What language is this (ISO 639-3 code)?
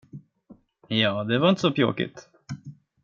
swe